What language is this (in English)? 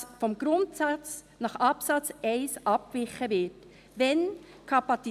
Swiss German